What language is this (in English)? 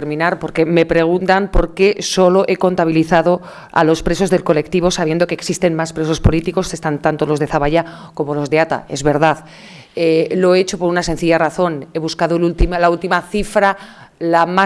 Spanish